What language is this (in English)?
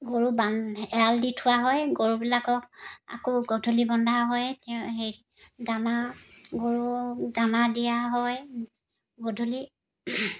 Assamese